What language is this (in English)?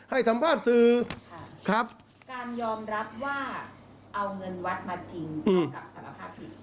Thai